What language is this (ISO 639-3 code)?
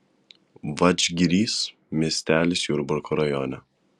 lit